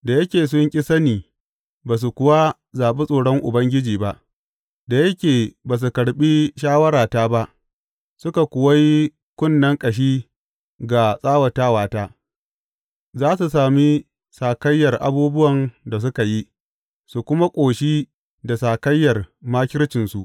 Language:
Hausa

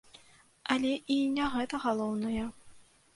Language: Belarusian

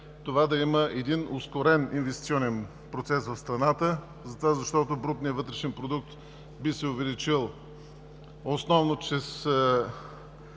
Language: Bulgarian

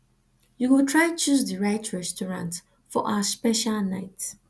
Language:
Nigerian Pidgin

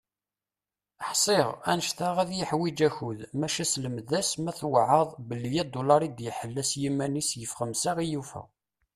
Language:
Kabyle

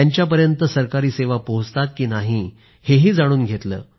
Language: Marathi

